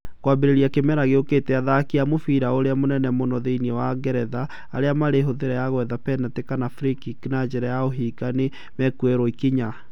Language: Kikuyu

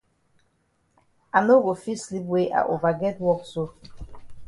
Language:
Cameroon Pidgin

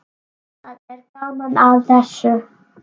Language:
Icelandic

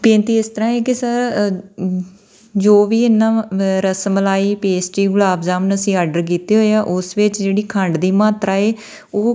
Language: Punjabi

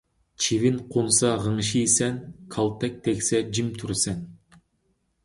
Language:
Uyghur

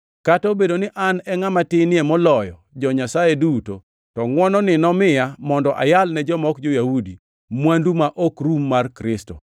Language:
Luo (Kenya and Tanzania)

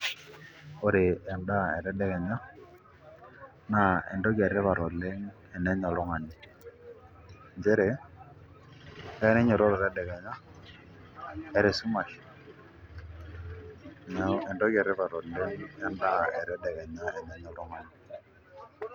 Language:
Masai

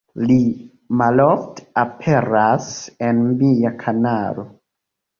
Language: Esperanto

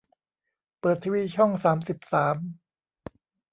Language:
Thai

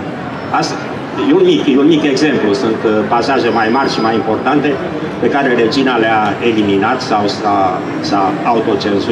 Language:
Romanian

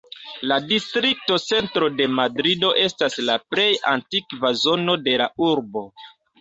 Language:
Esperanto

